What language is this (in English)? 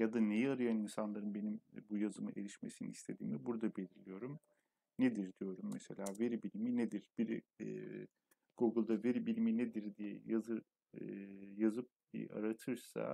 Turkish